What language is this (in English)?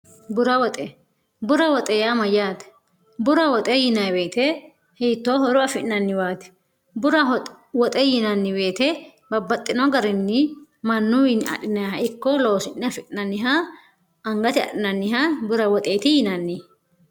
Sidamo